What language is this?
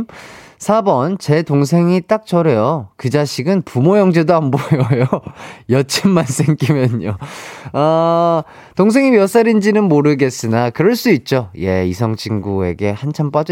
Korean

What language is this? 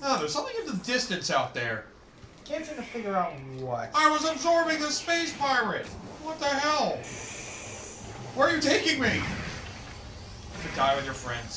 English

